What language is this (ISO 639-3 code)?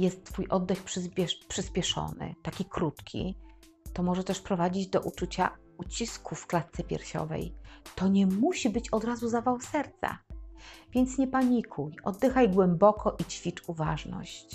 pol